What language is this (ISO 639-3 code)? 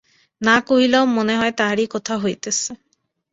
ben